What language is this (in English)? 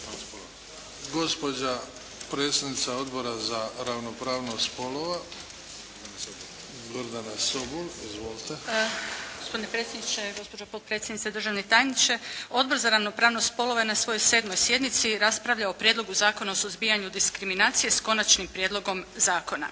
Croatian